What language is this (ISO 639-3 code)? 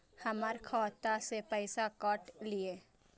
mai